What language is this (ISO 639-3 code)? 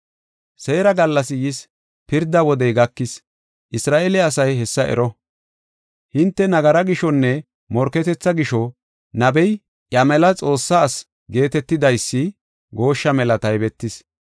gof